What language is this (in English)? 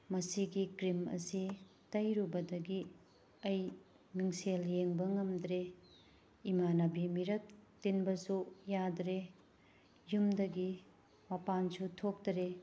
Manipuri